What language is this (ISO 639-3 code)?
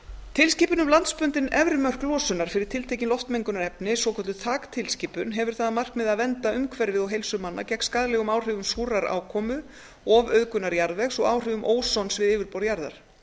isl